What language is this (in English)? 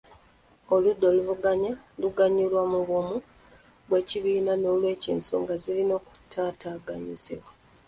Ganda